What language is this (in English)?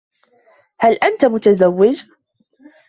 Arabic